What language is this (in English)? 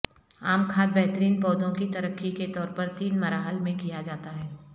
Urdu